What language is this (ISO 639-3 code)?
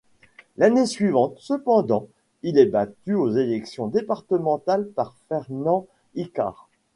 fra